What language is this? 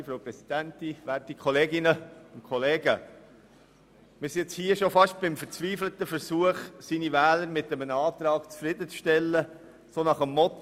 Swiss German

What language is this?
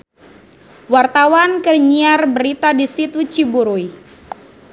Sundanese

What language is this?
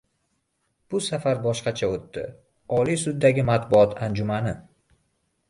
Uzbek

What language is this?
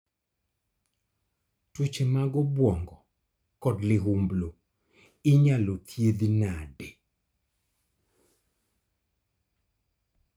Luo (Kenya and Tanzania)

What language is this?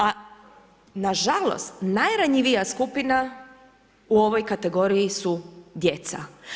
Croatian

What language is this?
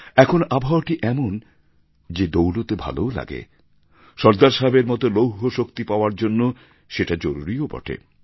Bangla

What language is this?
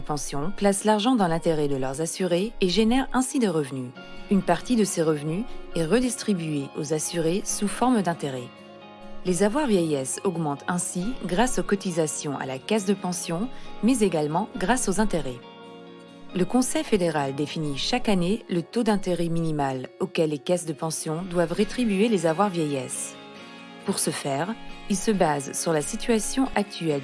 French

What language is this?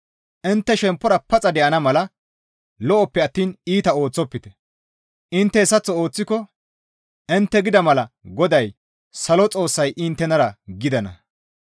Gamo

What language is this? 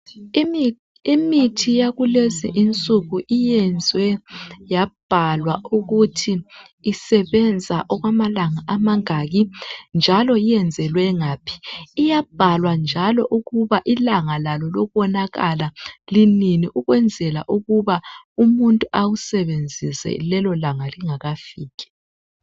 North Ndebele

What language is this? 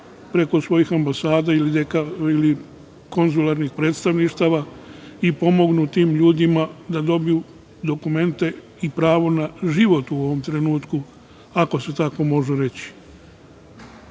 Serbian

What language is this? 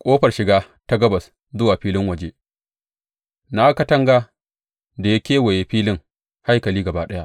Hausa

